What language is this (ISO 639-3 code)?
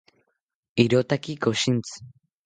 cpy